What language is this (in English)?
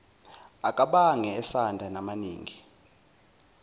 Zulu